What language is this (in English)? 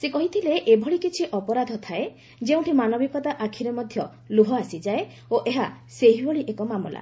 Odia